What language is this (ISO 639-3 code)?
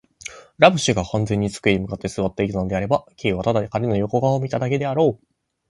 jpn